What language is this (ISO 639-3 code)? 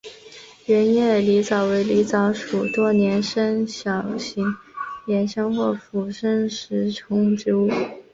zho